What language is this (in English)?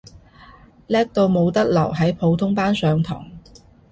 Cantonese